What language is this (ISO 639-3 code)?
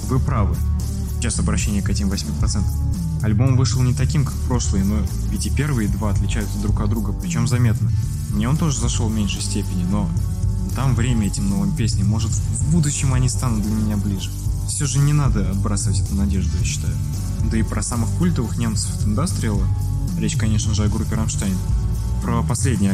rus